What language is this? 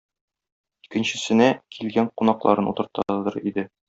Tatar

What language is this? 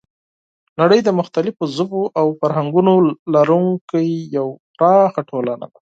Pashto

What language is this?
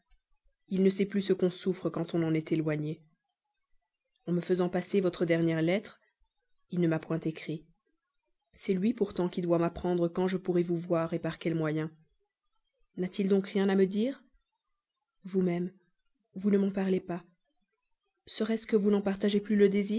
French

